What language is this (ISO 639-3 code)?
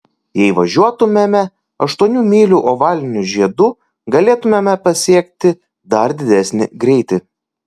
lit